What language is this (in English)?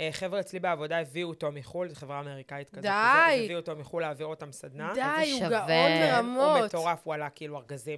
Hebrew